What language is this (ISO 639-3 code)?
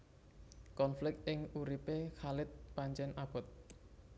jav